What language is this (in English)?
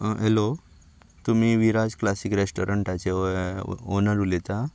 Konkani